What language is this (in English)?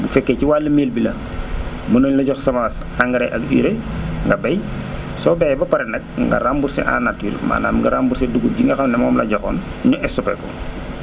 Wolof